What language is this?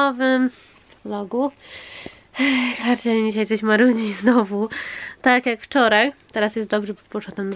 Polish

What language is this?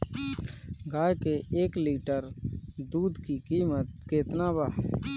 Bhojpuri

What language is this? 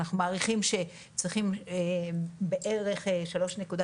Hebrew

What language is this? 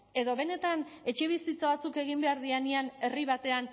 Basque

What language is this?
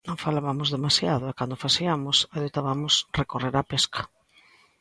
Galician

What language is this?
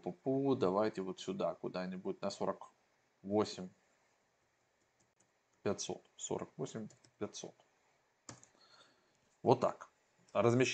Russian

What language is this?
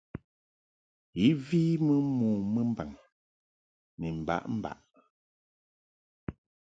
Mungaka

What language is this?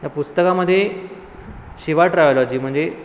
Marathi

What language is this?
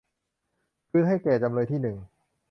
Thai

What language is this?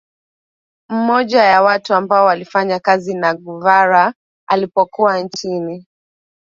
Swahili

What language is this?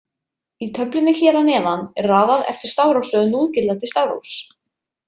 Icelandic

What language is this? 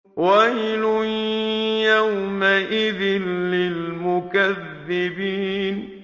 Arabic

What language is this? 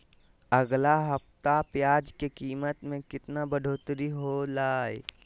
Magahi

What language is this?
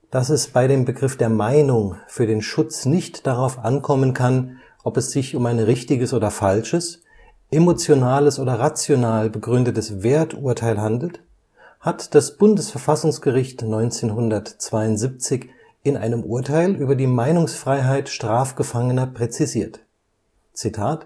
German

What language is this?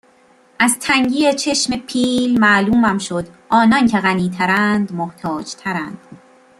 Persian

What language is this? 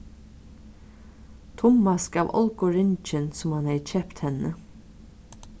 Faroese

